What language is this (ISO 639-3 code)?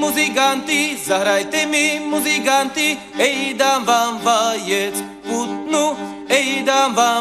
slk